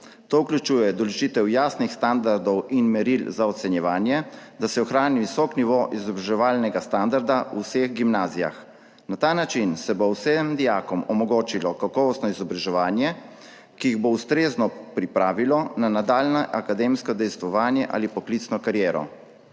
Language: Slovenian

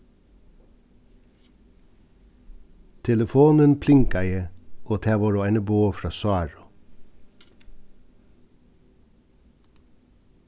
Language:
Faroese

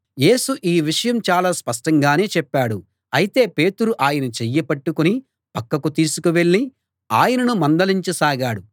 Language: Telugu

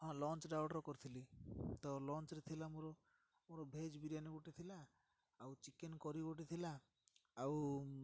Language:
Odia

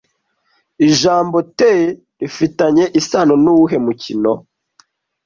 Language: Kinyarwanda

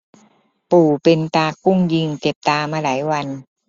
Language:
Thai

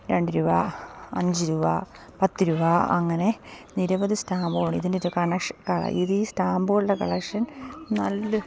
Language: Malayalam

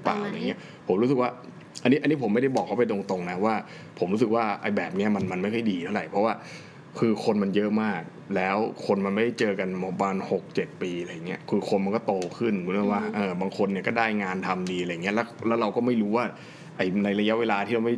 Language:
Thai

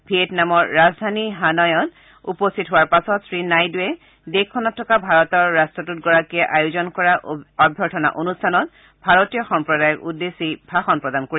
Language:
Assamese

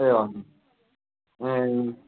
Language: Nepali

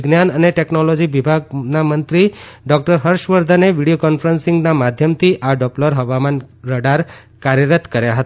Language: Gujarati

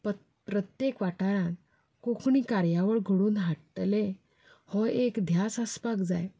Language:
Konkani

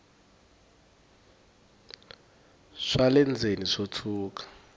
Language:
Tsonga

